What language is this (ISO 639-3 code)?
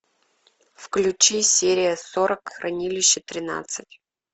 rus